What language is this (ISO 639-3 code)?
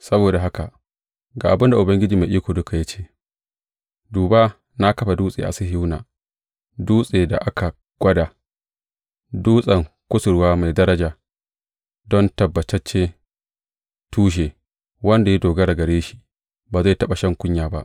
hau